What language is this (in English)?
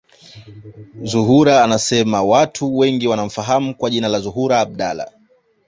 Swahili